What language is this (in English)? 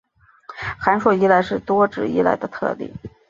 Chinese